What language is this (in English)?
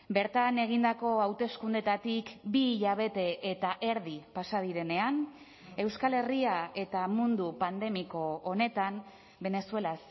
Basque